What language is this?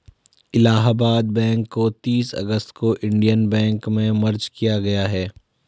Hindi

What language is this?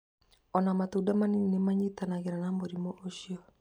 Kikuyu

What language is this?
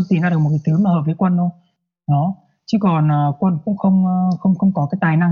Vietnamese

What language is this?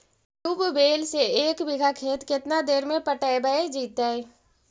Magahi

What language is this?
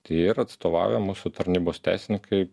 Lithuanian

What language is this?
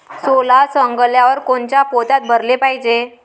Marathi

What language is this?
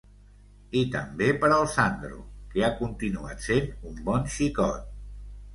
Catalan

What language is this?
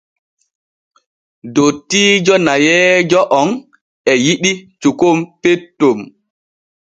Borgu Fulfulde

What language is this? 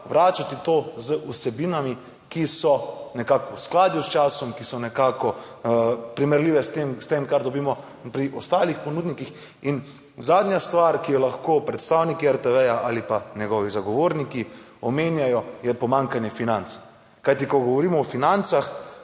Slovenian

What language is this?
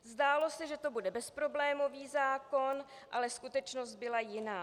Czech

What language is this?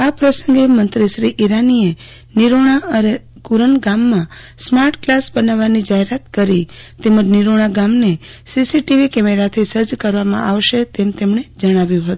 Gujarati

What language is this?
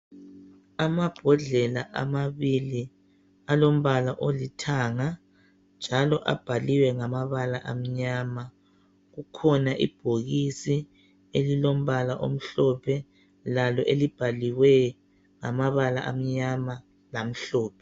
North Ndebele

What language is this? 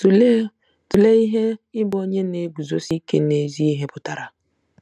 Igbo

